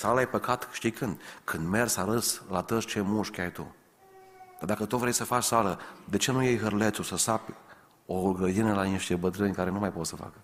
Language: Romanian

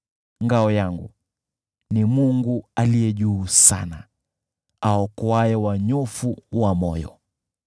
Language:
Swahili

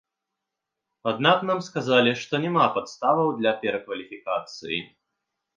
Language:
Belarusian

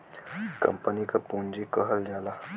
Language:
Bhojpuri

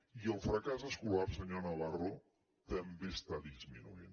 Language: Catalan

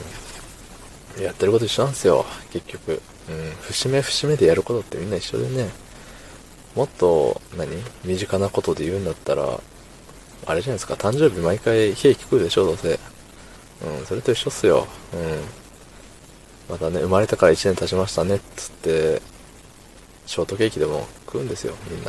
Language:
Japanese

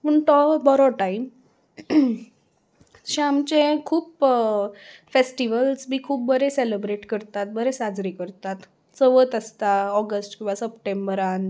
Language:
Konkani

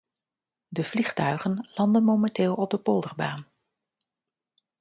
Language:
Dutch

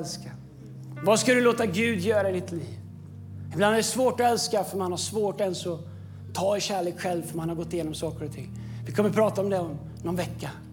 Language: Swedish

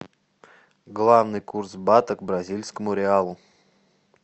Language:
Russian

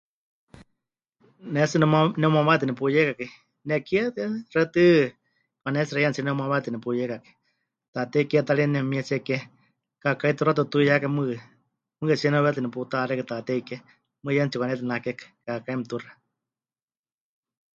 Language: Huichol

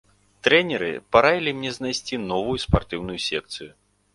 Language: Belarusian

